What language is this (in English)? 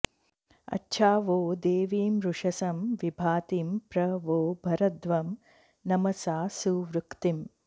Sanskrit